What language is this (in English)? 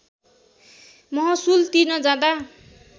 Nepali